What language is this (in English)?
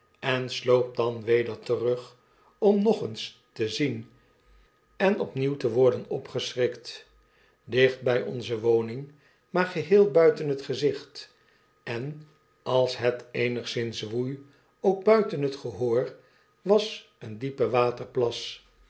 Dutch